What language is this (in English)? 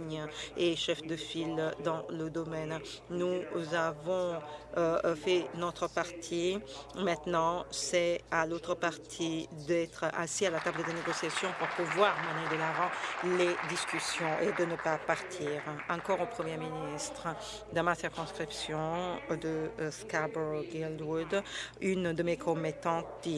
French